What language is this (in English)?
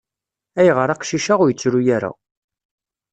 Kabyle